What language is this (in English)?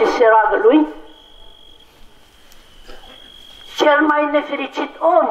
Romanian